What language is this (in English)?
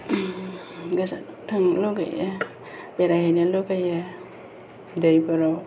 Bodo